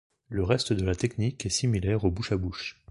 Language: French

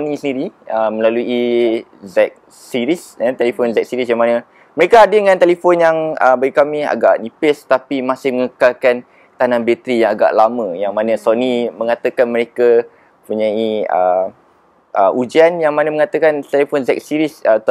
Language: Malay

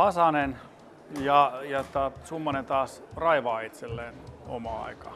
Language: Finnish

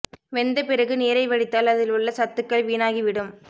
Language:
Tamil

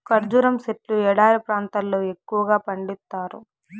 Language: Telugu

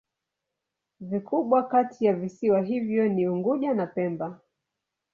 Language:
Swahili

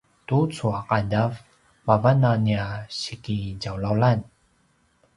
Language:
Paiwan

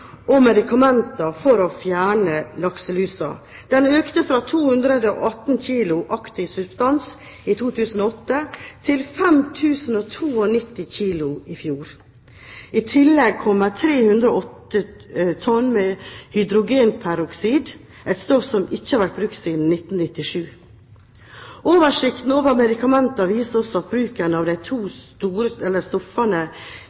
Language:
Norwegian Bokmål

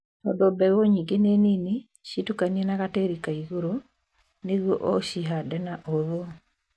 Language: Kikuyu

